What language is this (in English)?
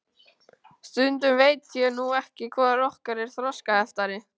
Icelandic